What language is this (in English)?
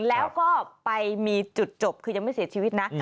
Thai